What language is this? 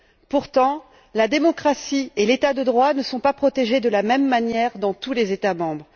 French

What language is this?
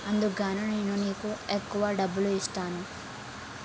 Telugu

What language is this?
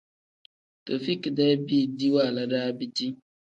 Tem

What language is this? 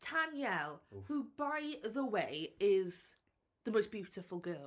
Welsh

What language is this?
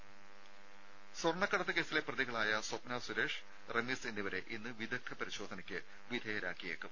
Malayalam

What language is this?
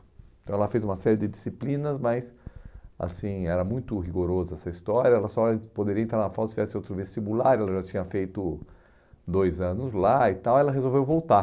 Portuguese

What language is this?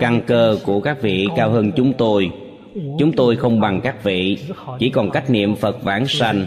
Vietnamese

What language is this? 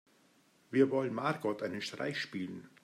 German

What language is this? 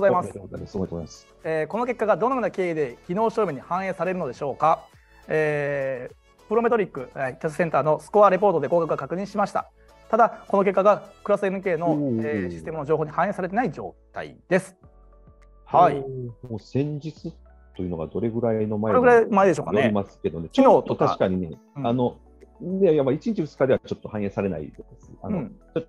Japanese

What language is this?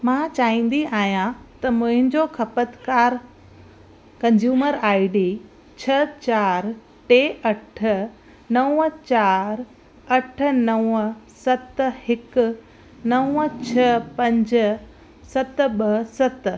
Sindhi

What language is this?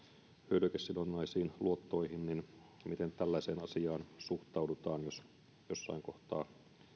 Finnish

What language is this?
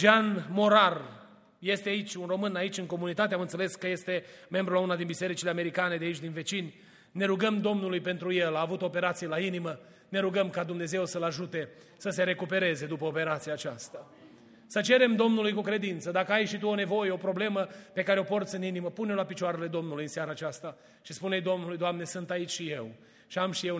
Romanian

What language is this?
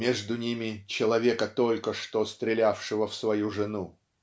Russian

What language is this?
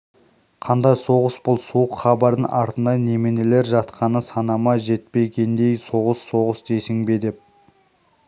Kazakh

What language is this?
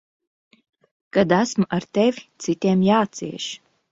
Latvian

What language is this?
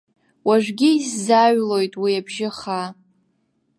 Abkhazian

